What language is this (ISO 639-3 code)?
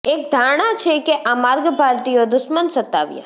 guj